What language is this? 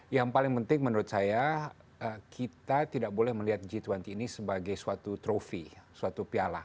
Indonesian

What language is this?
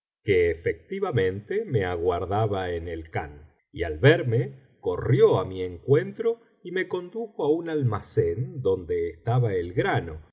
Spanish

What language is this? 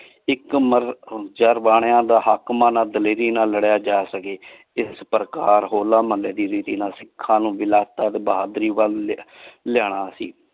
Punjabi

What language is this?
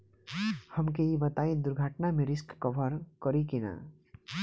Bhojpuri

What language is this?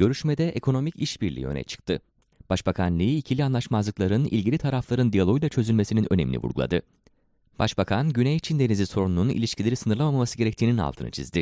Turkish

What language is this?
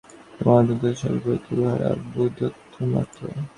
Bangla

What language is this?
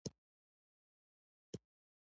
Pashto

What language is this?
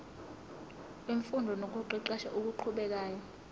Zulu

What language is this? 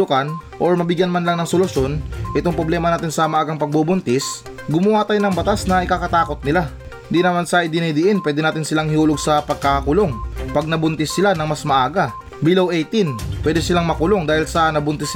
Filipino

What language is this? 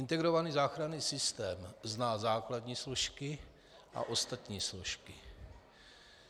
Czech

